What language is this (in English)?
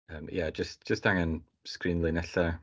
Welsh